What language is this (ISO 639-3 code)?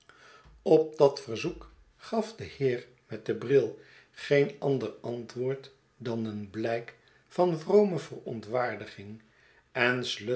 nld